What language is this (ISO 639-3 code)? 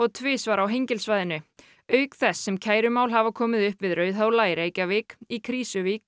isl